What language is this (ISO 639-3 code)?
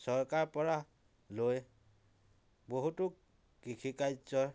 asm